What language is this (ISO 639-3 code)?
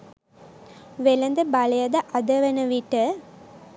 sin